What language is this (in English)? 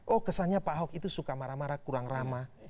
Indonesian